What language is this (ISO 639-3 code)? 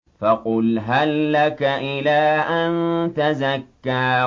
ara